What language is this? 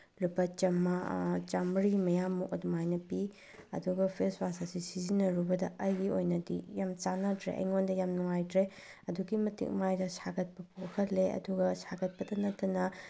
Manipuri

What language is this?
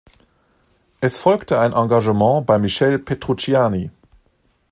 German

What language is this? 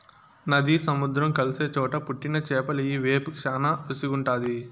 Telugu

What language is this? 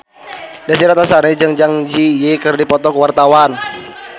Sundanese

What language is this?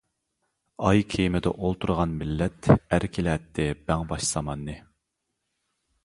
Uyghur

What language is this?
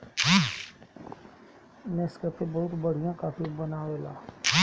Bhojpuri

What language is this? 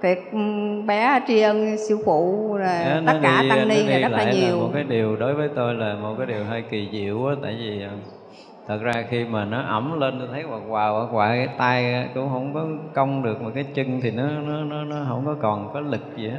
Vietnamese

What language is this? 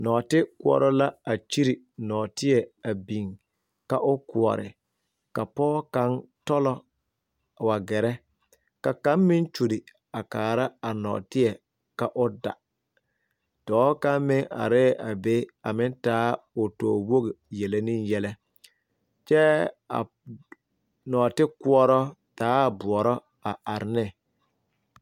Southern Dagaare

